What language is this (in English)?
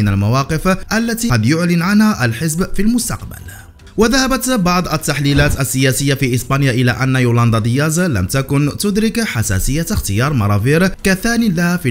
Arabic